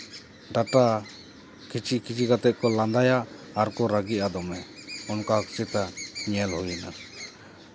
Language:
Santali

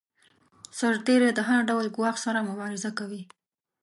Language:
Pashto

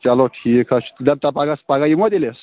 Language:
Kashmiri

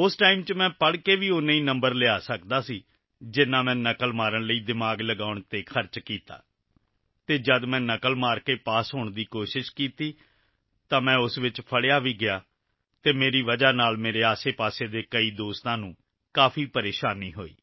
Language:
Punjabi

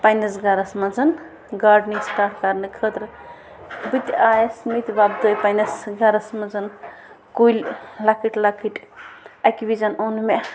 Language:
Kashmiri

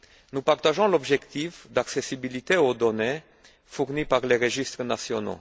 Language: French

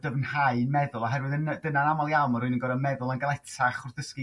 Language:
Welsh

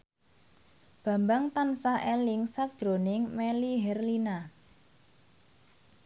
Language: Javanese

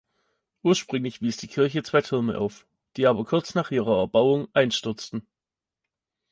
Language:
German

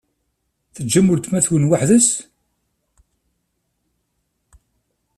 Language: Kabyle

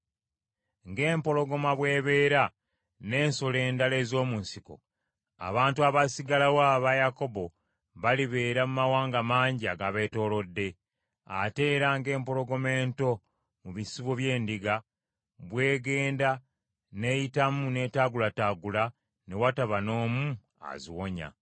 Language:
Ganda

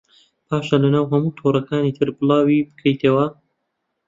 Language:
Central Kurdish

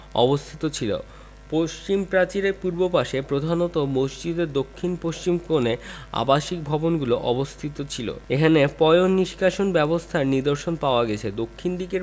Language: Bangla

